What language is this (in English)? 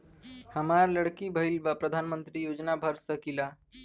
Bhojpuri